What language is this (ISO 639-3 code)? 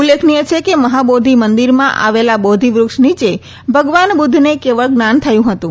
guj